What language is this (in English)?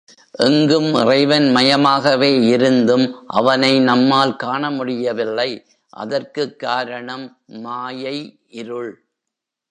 Tamil